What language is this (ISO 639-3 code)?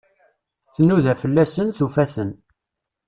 kab